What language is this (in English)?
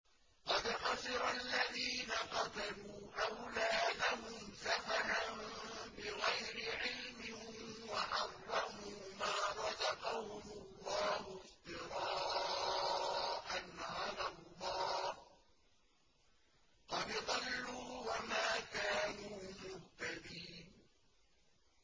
Arabic